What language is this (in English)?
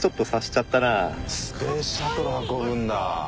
Japanese